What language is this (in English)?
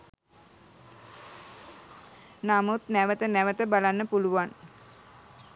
Sinhala